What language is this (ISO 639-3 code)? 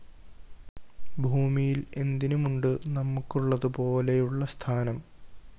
mal